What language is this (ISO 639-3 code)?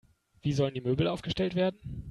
deu